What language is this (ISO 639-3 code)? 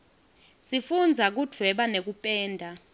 ssw